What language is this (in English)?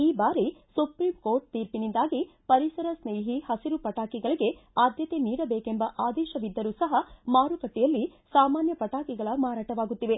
Kannada